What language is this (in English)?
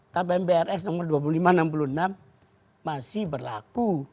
Indonesian